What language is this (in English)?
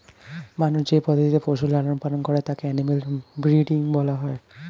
Bangla